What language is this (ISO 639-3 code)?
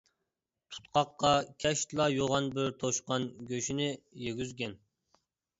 uig